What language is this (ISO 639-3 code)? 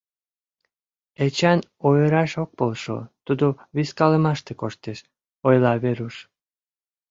chm